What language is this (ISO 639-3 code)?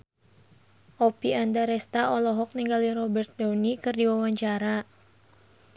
sun